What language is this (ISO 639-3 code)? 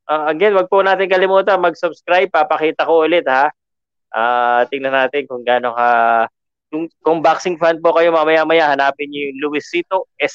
fil